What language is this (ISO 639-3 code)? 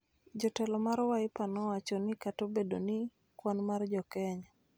luo